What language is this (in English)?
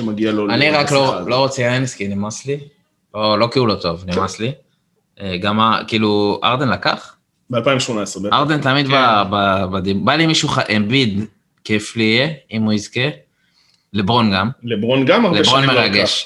Hebrew